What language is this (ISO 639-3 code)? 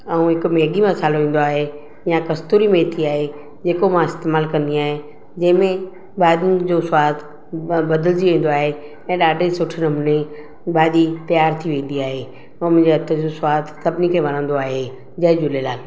snd